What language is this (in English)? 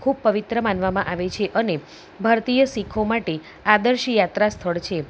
Gujarati